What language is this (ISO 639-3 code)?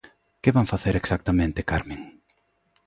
glg